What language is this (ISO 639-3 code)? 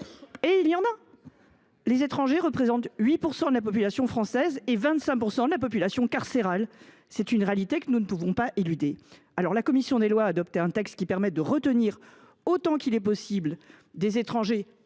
fra